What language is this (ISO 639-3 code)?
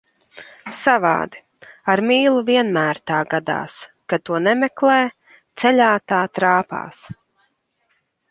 lav